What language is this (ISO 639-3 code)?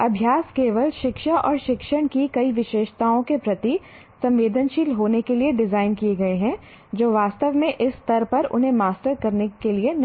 hin